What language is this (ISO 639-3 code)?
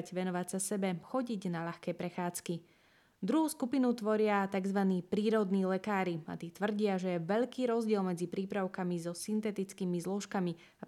slk